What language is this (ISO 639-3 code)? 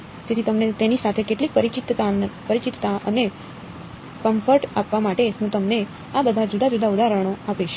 guj